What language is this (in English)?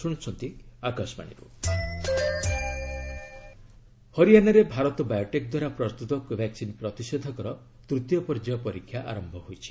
Odia